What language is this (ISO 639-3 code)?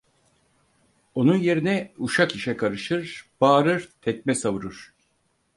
tur